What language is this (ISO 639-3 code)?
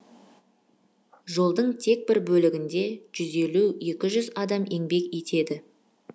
kaz